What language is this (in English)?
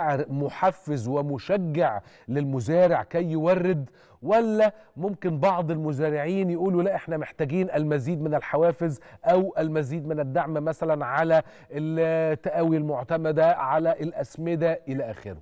Arabic